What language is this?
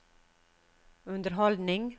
Norwegian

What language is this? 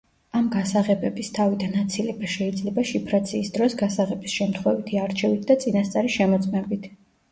Georgian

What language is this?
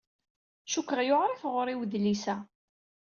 Kabyle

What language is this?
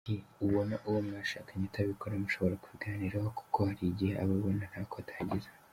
Kinyarwanda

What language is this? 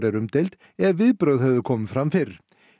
Icelandic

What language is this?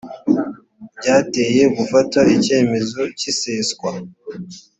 Kinyarwanda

